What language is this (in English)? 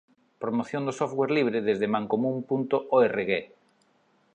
Galician